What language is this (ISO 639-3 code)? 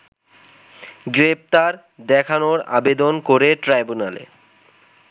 ben